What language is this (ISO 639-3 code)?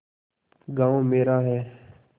hin